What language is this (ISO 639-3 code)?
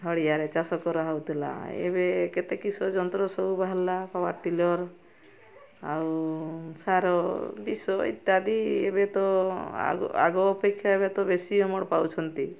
ori